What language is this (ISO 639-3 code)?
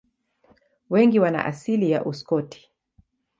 swa